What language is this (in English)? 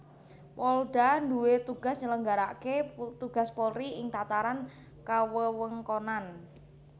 Javanese